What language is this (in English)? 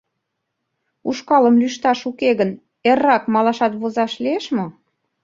Mari